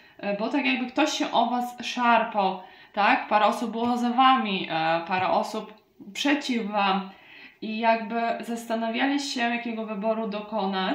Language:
Polish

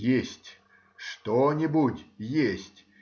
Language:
Russian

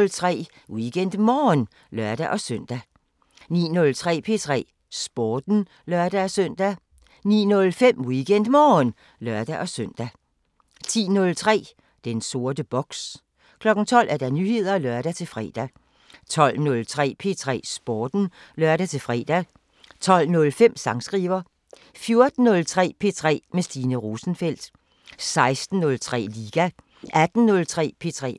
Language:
Danish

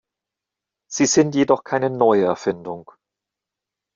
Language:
German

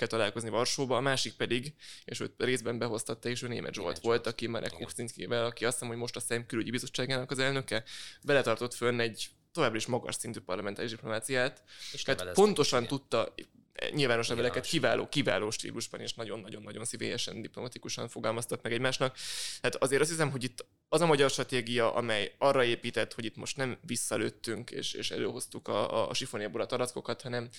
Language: Hungarian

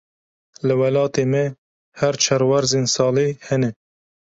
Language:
Kurdish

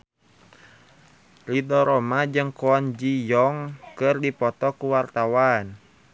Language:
Sundanese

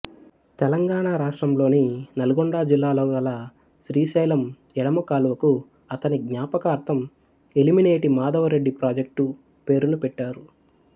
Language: Telugu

